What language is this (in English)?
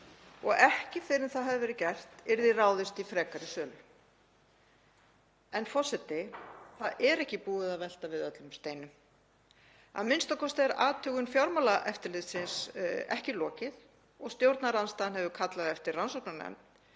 Icelandic